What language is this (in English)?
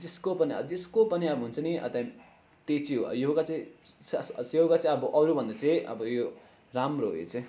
Nepali